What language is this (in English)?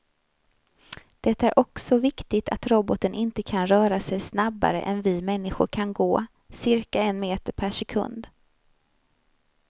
Swedish